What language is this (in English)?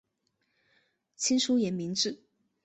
Chinese